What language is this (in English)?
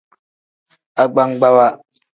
Tem